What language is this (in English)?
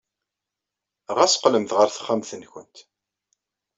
Kabyle